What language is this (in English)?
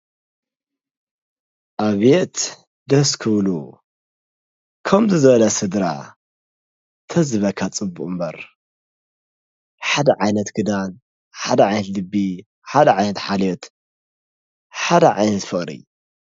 Tigrinya